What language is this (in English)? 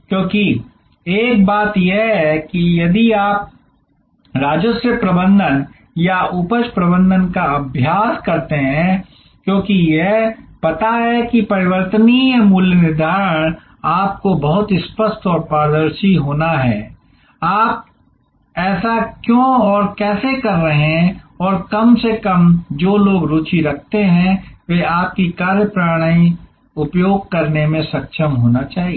Hindi